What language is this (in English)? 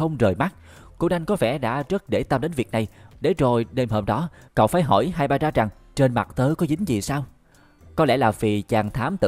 Vietnamese